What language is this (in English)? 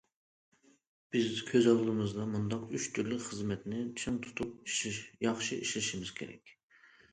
Uyghur